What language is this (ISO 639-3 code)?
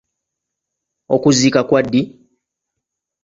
lug